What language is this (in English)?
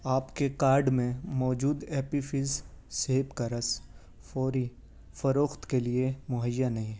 Urdu